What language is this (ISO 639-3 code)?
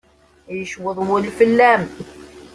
kab